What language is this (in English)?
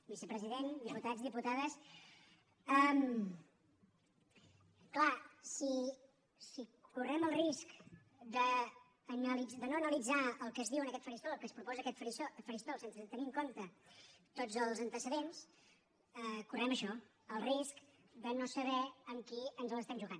Catalan